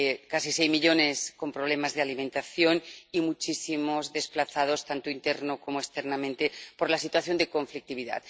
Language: Spanish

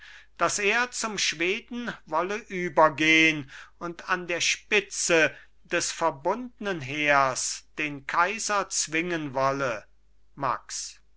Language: German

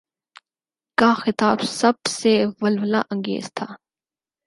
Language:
Urdu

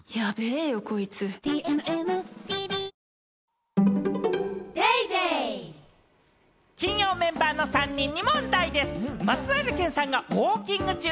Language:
Japanese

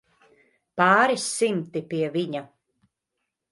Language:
Latvian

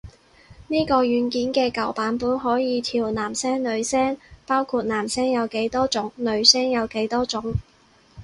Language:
Cantonese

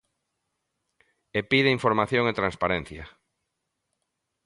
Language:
Galician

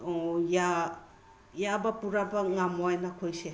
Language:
Manipuri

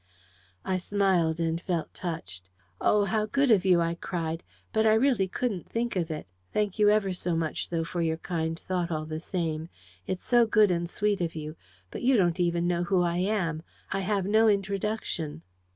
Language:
English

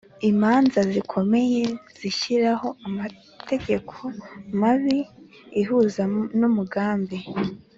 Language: Kinyarwanda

